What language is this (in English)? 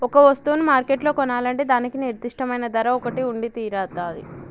Telugu